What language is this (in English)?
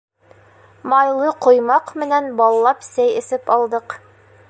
Bashkir